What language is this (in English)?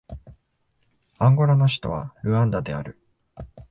Japanese